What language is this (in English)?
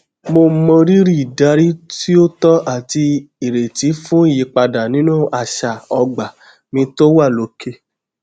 Yoruba